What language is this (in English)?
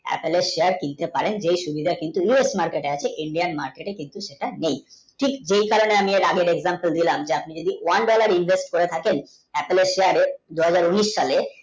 Bangla